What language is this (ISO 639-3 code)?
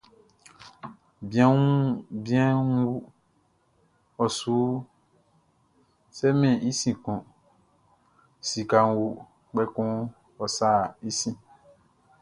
bci